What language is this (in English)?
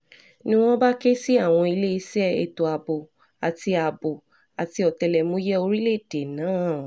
Yoruba